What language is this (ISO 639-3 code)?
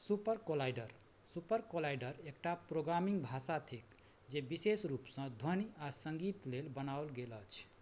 mai